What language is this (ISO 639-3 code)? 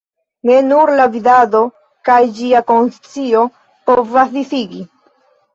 epo